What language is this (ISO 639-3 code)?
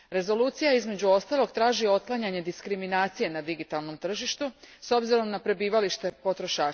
hrv